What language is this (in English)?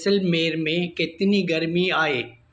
Sindhi